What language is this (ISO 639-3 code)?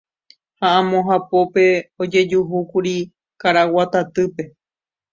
grn